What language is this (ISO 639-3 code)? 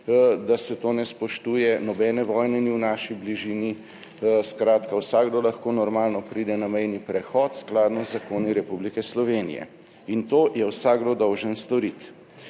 slv